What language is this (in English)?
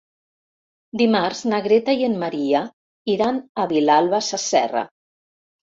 Catalan